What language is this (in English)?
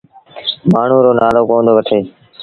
Sindhi Bhil